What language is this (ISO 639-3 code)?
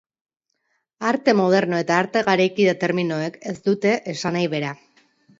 eus